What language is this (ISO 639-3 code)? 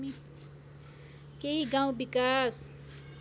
nep